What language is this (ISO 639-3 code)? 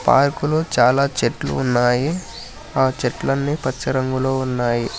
tel